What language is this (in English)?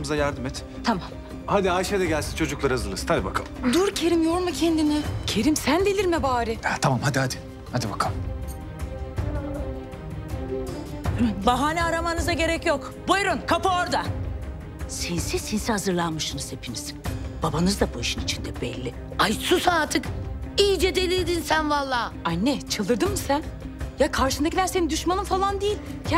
Turkish